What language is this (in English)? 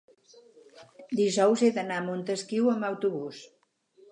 Catalan